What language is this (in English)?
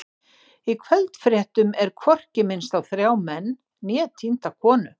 Icelandic